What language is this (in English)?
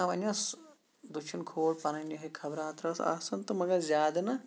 Kashmiri